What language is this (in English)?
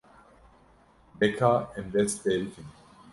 Kurdish